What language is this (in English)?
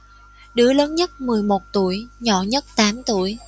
Vietnamese